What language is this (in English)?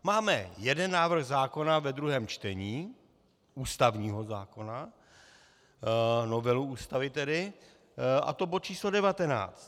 Czech